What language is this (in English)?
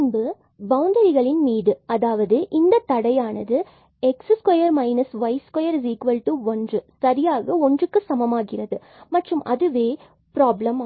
Tamil